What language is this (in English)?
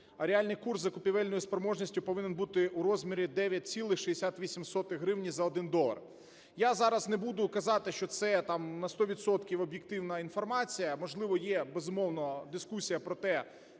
Ukrainian